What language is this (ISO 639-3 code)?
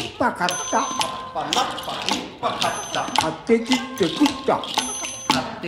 jpn